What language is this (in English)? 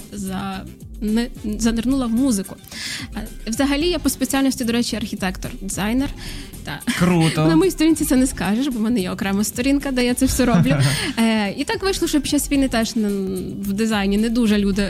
Ukrainian